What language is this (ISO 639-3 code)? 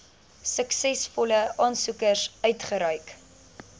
afr